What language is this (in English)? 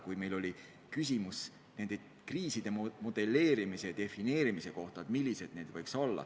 Estonian